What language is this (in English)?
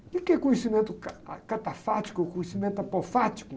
Portuguese